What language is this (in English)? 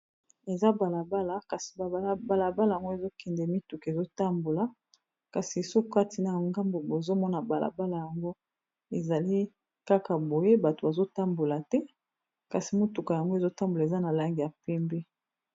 Lingala